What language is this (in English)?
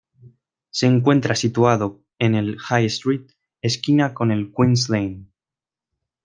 Spanish